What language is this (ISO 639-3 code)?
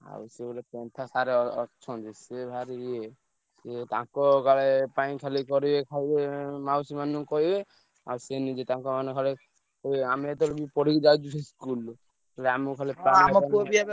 ori